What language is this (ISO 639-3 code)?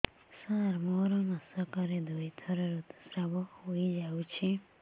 ori